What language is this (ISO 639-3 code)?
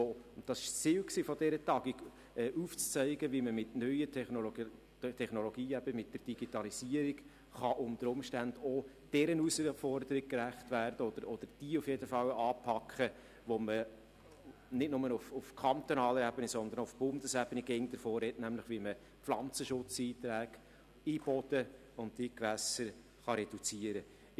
gsw